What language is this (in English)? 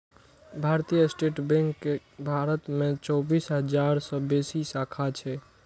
Maithili